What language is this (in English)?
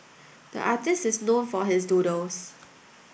English